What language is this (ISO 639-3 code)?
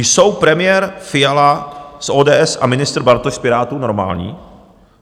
ces